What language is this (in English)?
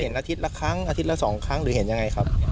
Thai